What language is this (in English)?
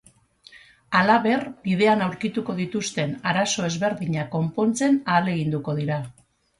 Basque